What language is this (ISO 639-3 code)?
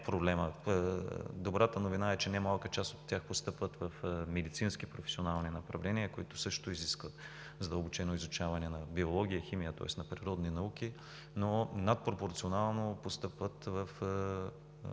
bul